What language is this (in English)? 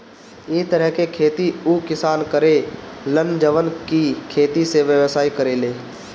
Bhojpuri